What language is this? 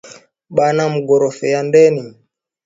Swahili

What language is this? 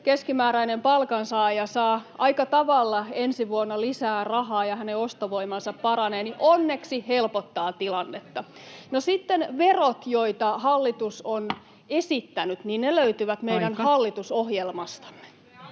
Finnish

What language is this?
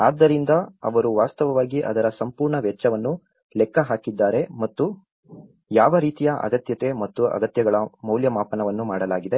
Kannada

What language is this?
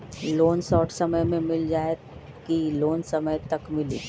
Magahi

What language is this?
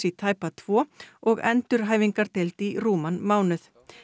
Icelandic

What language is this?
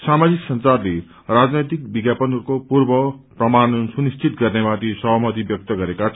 Nepali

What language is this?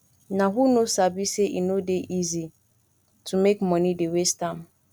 Nigerian Pidgin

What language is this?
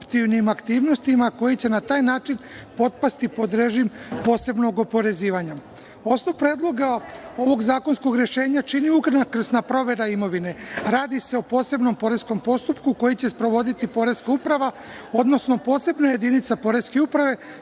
Serbian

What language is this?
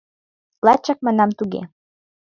Mari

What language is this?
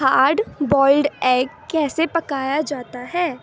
Urdu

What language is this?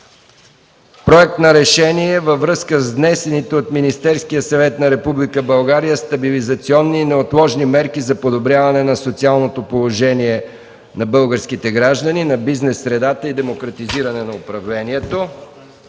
Bulgarian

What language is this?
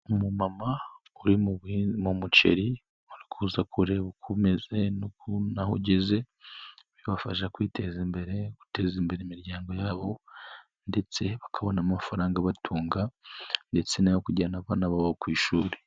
Kinyarwanda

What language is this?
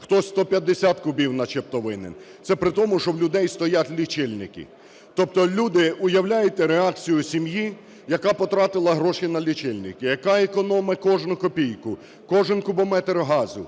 Ukrainian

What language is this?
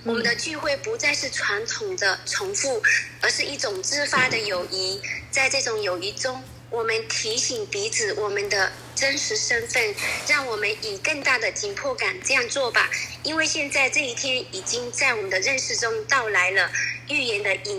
Chinese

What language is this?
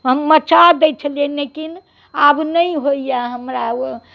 Maithili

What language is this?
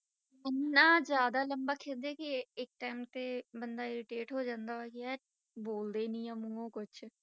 Punjabi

